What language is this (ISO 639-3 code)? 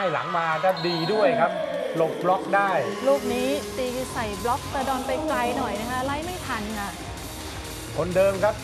tha